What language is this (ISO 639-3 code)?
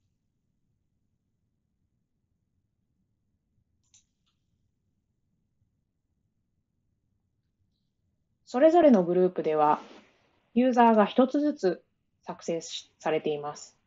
jpn